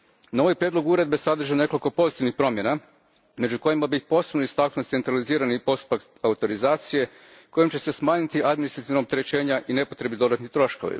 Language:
Croatian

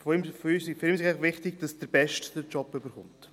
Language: Swiss German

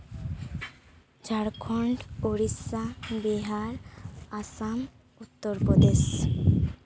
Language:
Santali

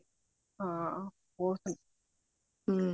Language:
Punjabi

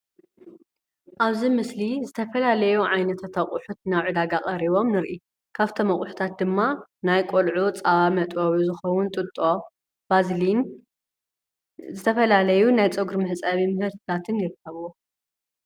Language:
Tigrinya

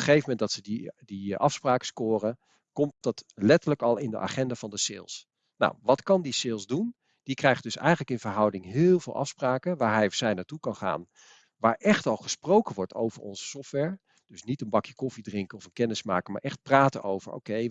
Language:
Dutch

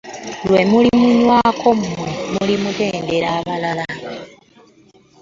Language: Ganda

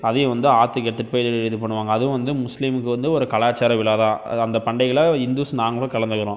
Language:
Tamil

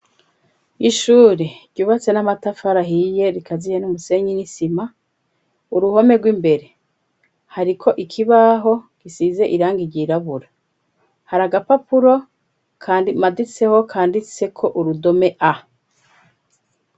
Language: Rundi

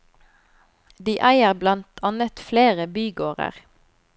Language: Norwegian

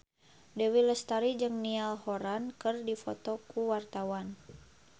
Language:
Sundanese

